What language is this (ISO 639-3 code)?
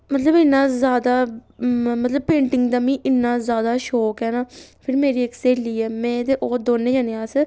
doi